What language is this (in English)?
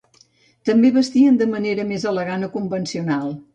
Catalan